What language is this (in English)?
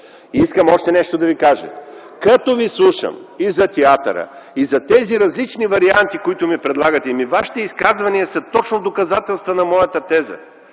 Bulgarian